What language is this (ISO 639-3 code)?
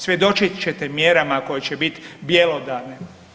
hrv